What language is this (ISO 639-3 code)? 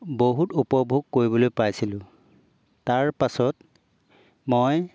asm